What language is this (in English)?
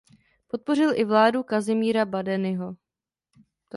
Czech